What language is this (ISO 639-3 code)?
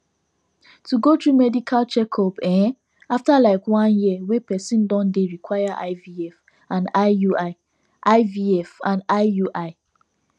pcm